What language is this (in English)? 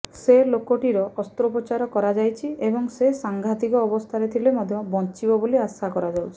Odia